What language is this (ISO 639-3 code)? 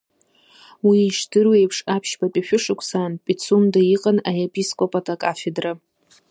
abk